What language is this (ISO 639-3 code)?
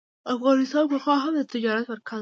pus